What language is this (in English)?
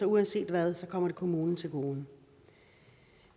Danish